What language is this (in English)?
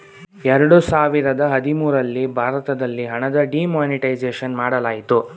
Kannada